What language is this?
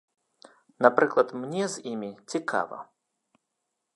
Belarusian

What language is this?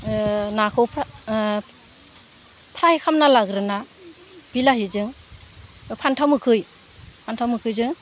Bodo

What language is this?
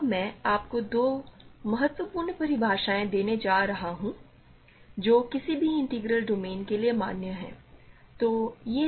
Hindi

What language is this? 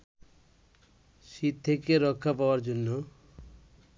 Bangla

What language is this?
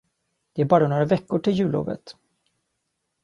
Swedish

